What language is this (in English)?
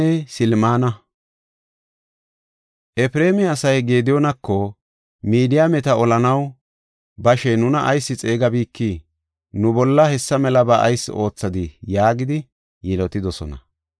Gofa